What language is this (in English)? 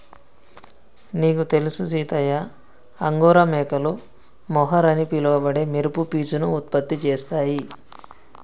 Telugu